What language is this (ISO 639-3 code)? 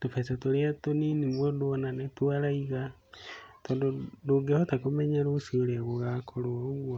kik